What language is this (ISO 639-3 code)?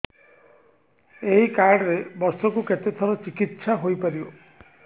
ori